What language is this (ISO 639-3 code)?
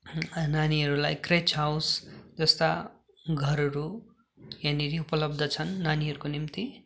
nep